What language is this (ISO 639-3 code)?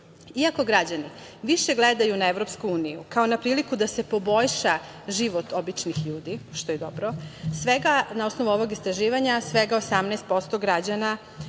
srp